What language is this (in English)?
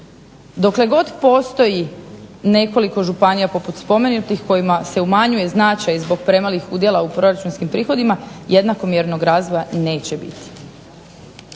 Croatian